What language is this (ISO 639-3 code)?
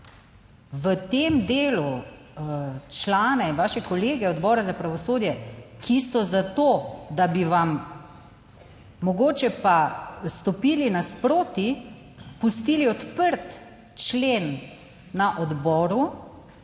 slv